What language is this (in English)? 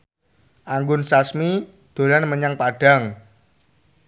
Javanese